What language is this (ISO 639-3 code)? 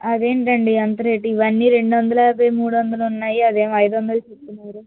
tel